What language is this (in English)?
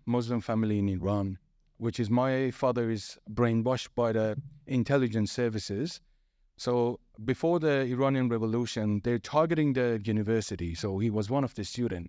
English